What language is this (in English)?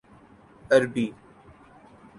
Urdu